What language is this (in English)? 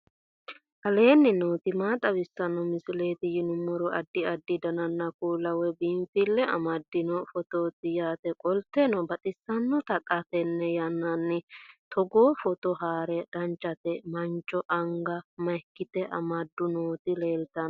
Sidamo